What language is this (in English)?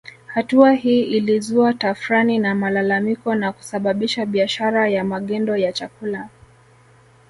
Swahili